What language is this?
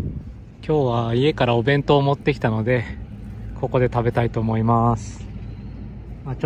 Japanese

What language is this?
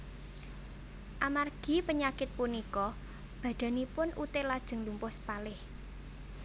Javanese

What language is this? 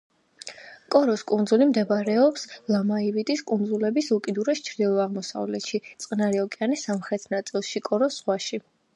Georgian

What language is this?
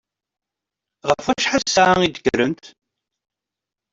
Kabyle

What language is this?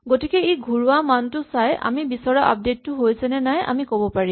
Assamese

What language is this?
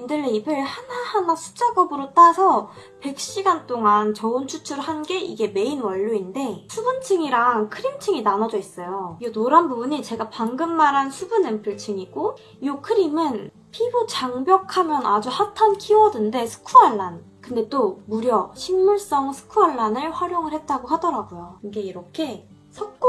Korean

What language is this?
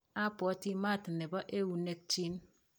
Kalenjin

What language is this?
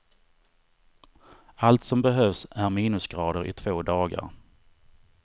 Swedish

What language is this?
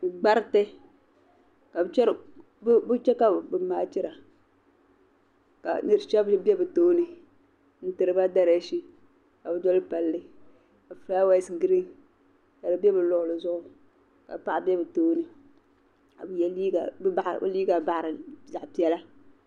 Dagbani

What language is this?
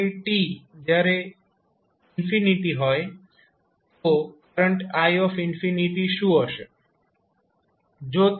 Gujarati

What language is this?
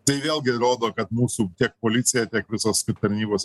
Lithuanian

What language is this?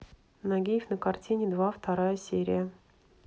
Russian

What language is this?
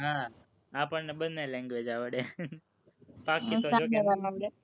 Gujarati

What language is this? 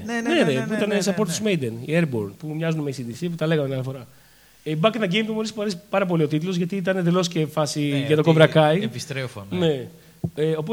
Greek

